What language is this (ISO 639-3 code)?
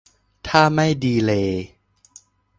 tha